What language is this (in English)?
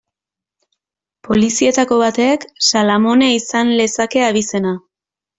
Basque